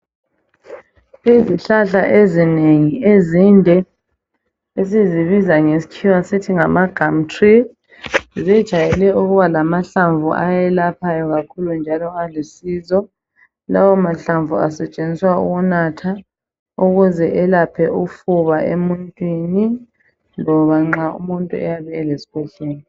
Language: North Ndebele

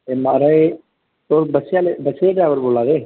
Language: Dogri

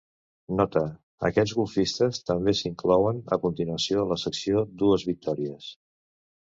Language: Catalan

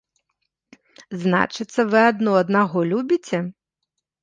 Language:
Belarusian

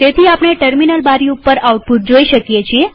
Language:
Gujarati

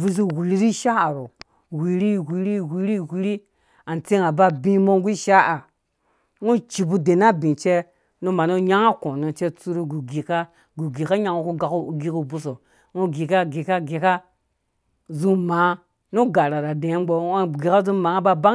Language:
Dũya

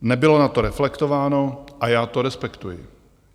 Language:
Czech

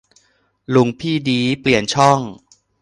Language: Thai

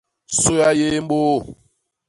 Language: Basaa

